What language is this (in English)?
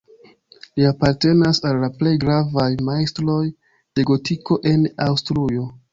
Esperanto